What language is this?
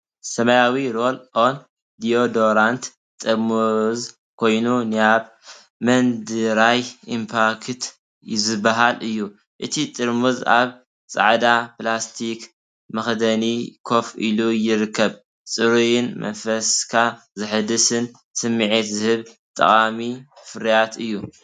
Tigrinya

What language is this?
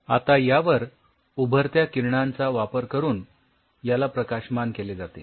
Marathi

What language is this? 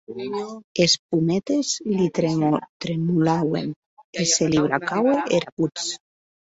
Occitan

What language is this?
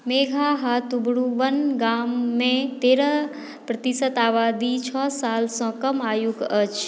Maithili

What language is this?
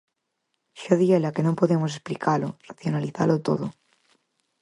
Galician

